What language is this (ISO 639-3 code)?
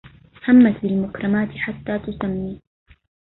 ara